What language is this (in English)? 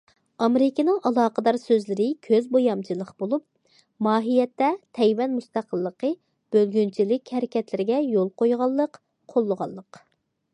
Uyghur